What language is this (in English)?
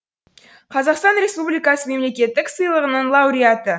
Kazakh